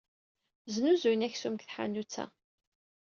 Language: Kabyle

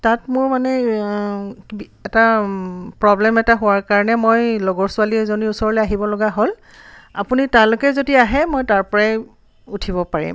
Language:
Assamese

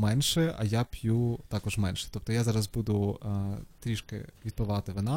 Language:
Ukrainian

